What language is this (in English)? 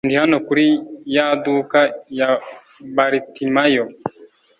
Kinyarwanda